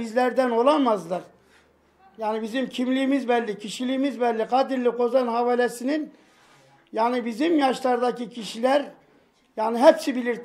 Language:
Turkish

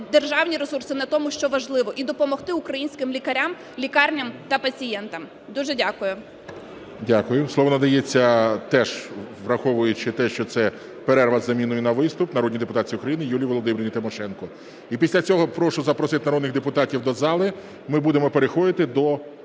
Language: Ukrainian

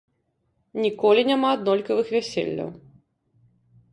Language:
Belarusian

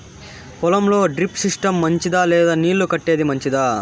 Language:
Telugu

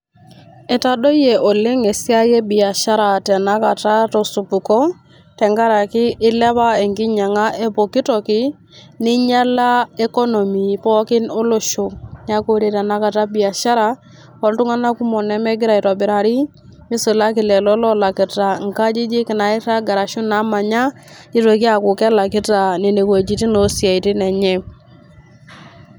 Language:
Masai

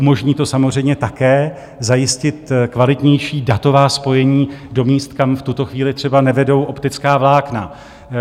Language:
Czech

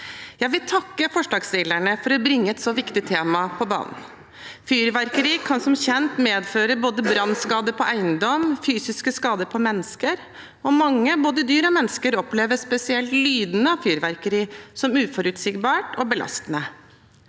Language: Norwegian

